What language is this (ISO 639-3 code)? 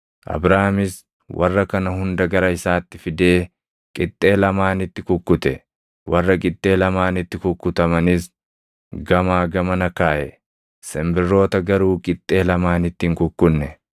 orm